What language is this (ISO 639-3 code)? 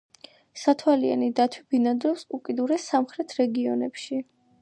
kat